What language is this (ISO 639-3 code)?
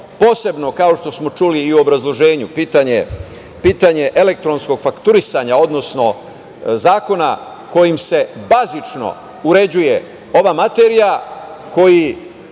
srp